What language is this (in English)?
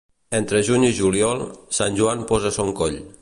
Catalan